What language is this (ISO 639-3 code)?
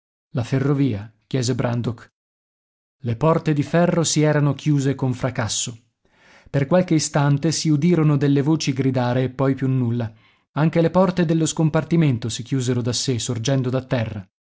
ita